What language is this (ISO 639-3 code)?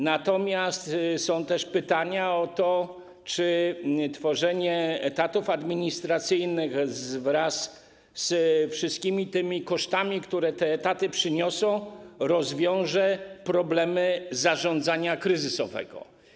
pol